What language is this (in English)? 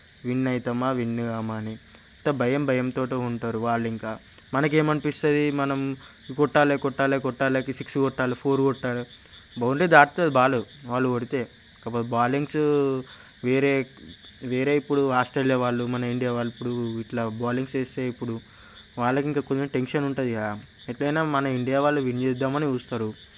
Telugu